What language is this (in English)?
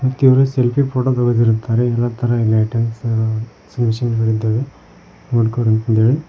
Kannada